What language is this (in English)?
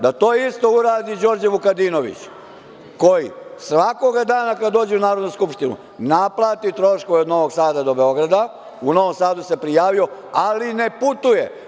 Serbian